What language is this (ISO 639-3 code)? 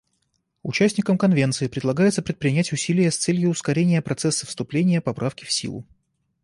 rus